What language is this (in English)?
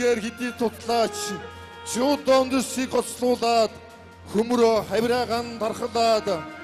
Turkish